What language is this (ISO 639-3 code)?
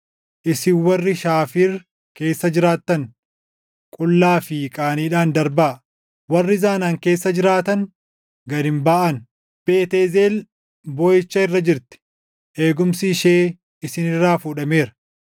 orm